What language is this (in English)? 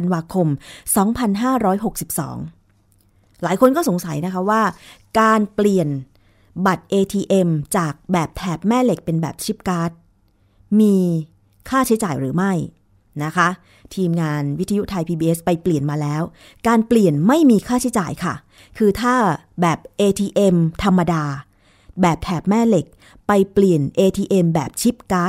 Thai